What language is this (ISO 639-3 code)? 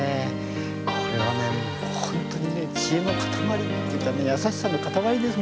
jpn